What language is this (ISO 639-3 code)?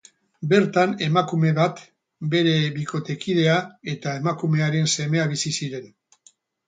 eus